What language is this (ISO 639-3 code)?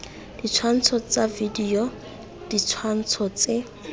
tsn